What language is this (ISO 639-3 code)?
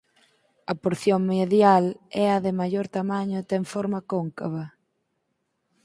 glg